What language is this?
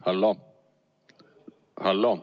Estonian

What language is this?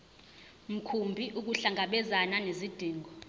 Zulu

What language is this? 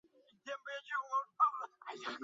Chinese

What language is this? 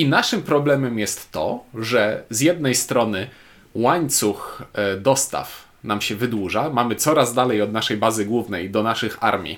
Polish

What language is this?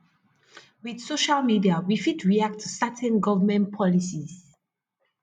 Nigerian Pidgin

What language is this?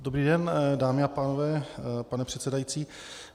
Czech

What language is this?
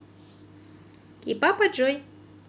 Russian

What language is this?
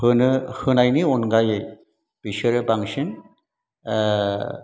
Bodo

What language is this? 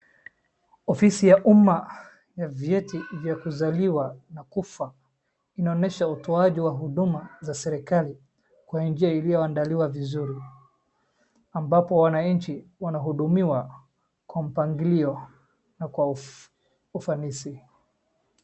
Swahili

